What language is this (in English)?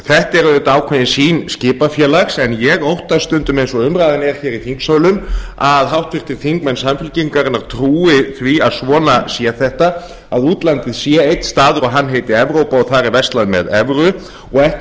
Icelandic